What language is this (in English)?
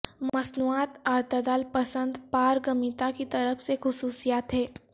Urdu